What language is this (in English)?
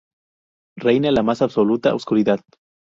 Spanish